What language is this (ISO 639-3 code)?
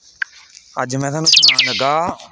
doi